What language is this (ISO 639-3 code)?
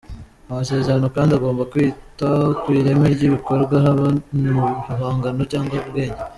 kin